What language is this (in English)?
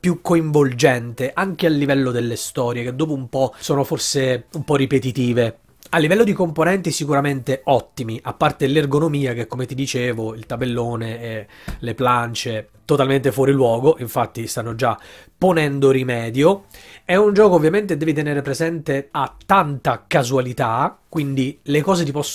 Italian